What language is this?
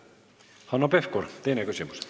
Estonian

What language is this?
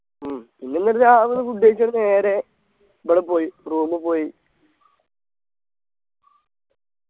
Malayalam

